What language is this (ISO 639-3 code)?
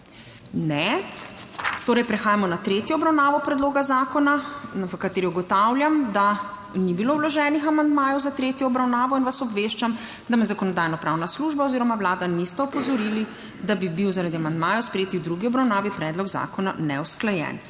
slv